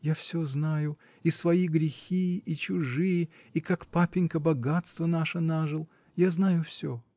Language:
Russian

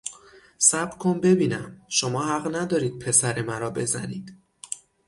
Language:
Persian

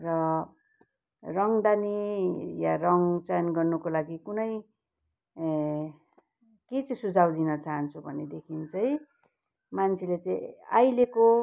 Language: Nepali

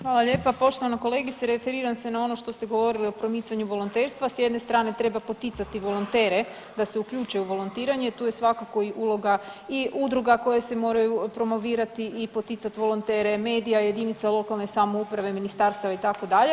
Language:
Croatian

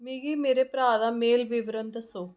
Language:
Dogri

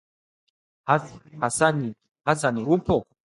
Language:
Swahili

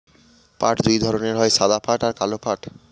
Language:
Bangla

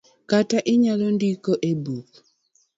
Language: Luo (Kenya and Tanzania)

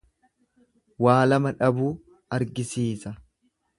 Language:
Oromo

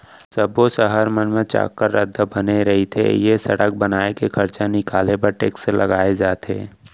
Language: Chhattisgarhi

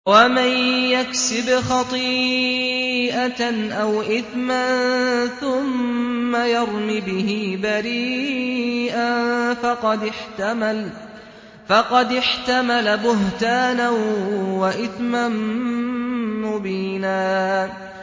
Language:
Arabic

